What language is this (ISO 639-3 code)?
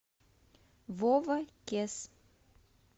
rus